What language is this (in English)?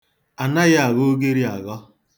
Igbo